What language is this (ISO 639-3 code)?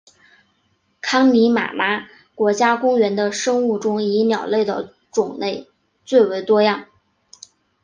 zho